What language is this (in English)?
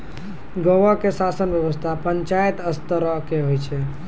Maithili